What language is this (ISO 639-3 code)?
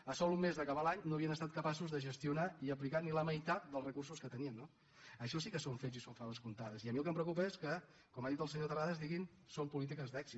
cat